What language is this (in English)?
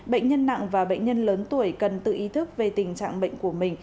Vietnamese